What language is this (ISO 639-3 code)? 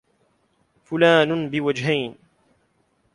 ara